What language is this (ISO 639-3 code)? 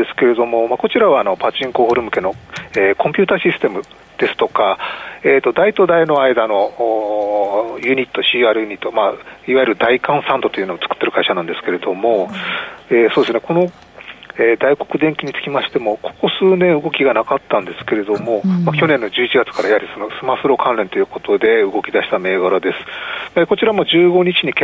jpn